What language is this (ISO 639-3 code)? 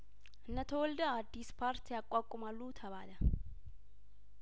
amh